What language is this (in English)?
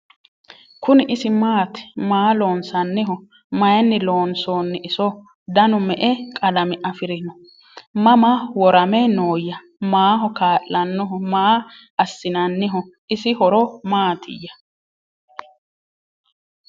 Sidamo